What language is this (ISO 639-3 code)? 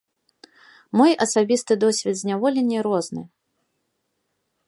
bel